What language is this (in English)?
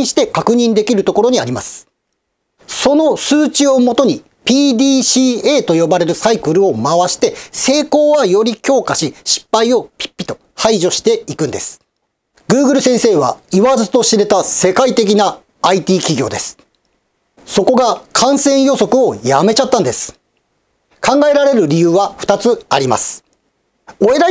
Japanese